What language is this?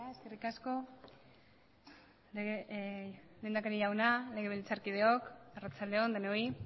Basque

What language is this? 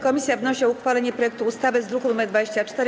Polish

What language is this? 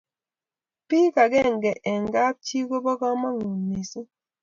Kalenjin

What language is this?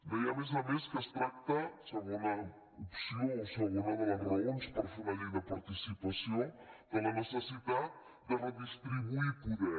Catalan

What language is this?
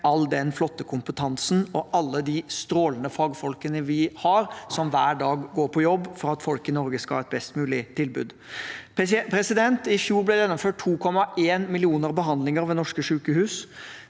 Norwegian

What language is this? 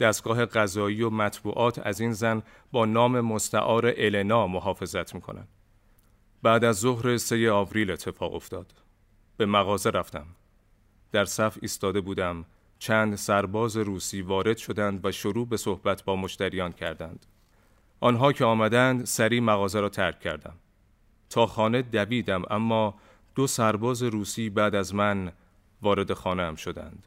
Persian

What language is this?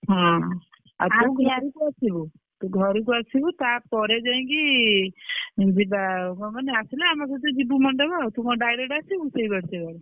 Odia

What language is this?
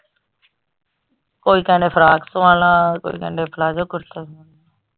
Punjabi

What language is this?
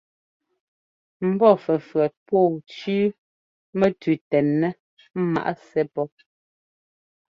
Ngomba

